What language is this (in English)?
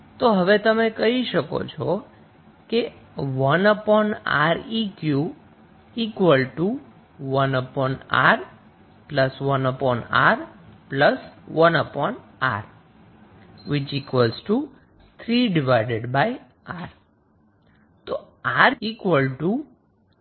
Gujarati